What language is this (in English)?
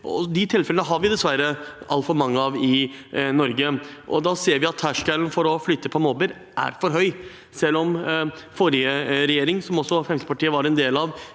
Norwegian